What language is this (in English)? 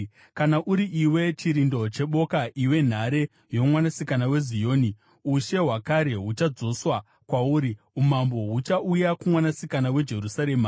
Shona